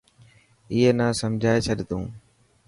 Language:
Dhatki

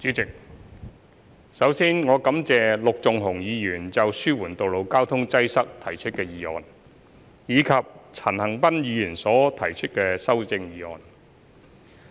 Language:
Cantonese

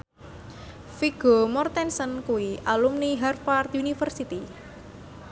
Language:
Javanese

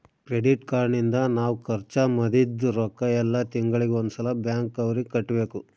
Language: Kannada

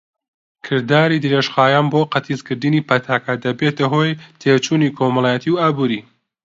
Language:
Central Kurdish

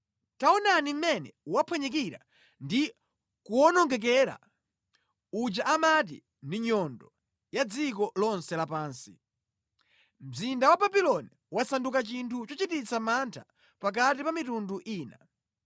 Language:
Nyanja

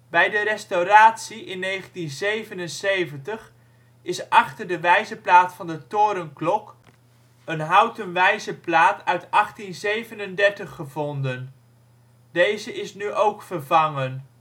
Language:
Dutch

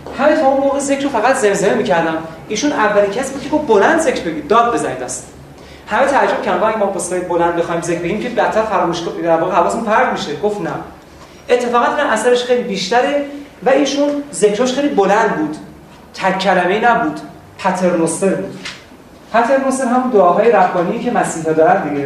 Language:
Persian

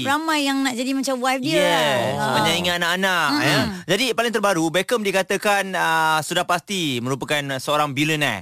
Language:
Malay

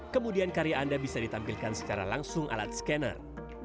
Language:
Indonesian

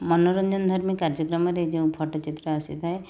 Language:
Odia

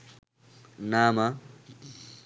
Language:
Bangla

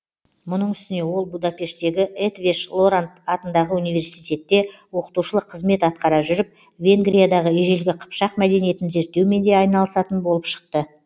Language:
Kazakh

